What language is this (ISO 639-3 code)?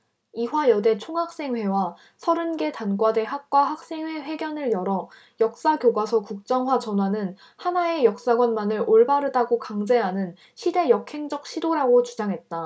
kor